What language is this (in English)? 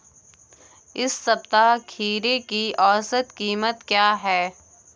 Hindi